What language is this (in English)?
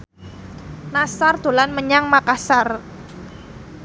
Javanese